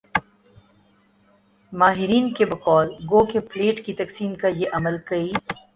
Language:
Urdu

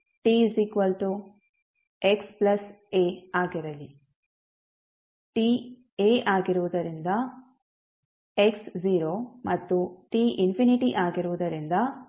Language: Kannada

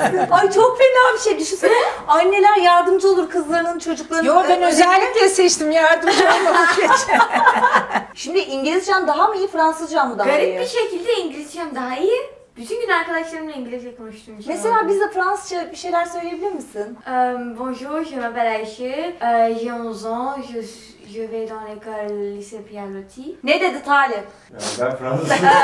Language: Turkish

